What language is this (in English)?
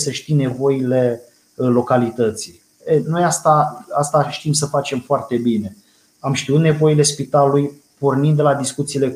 Romanian